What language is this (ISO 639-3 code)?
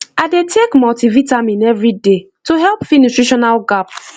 pcm